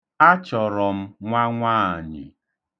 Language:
Igbo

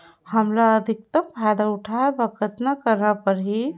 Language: Chhattisgarhi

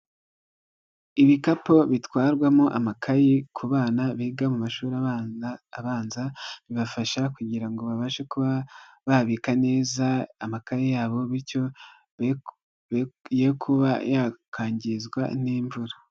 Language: Kinyarwanda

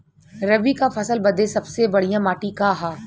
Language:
Bhojpuri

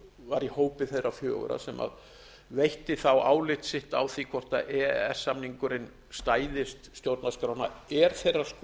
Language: Icelandic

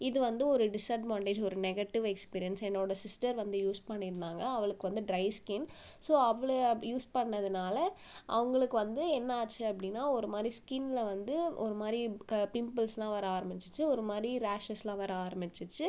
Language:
Tamil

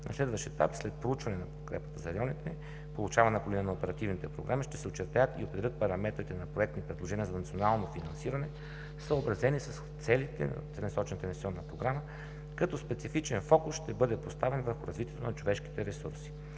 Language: Bulgarian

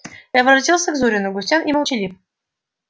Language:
Russian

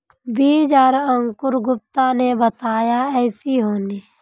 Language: Magahi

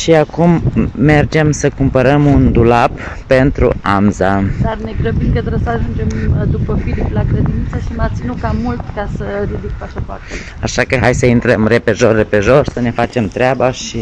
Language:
Romanian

